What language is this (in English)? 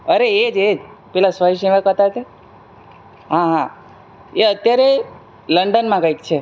Gujarati